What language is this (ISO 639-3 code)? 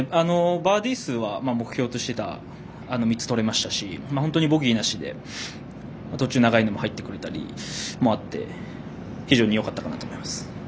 jpn